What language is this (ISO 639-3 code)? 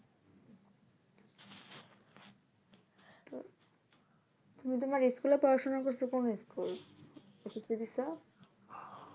ben